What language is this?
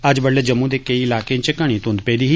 Dogri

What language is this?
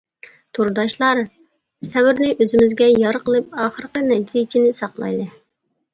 Uyghur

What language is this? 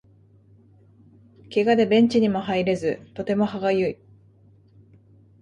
Japanese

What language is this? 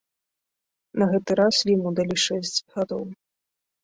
Belarusian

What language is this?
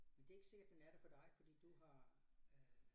Danish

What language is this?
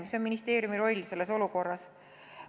Estonian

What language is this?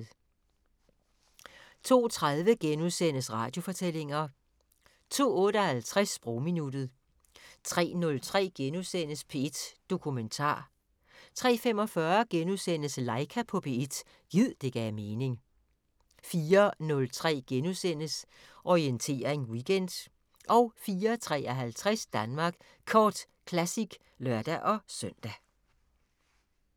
Danish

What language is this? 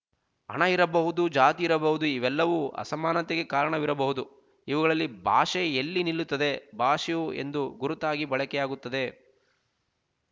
Kannada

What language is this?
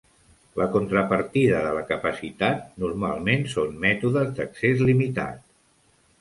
Catalan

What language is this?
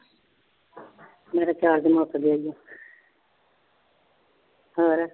Punjabi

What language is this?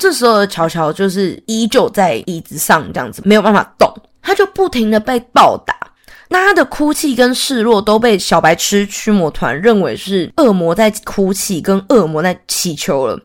Chinese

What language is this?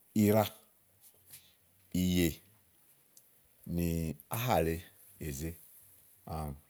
Igo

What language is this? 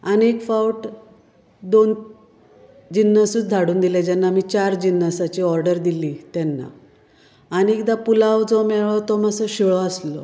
Konkani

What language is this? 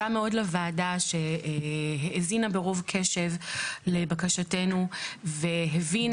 Hebrew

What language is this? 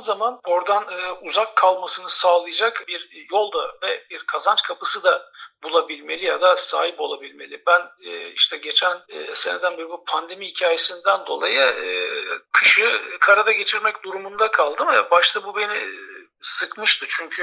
Turkish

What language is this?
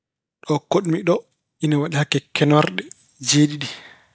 Fula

